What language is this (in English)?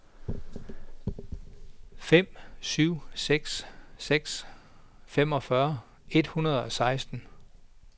Danish